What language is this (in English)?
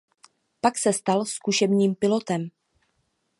Czech